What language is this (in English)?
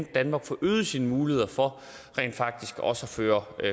Danish